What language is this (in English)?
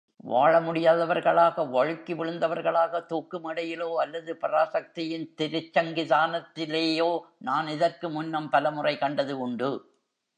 Tamil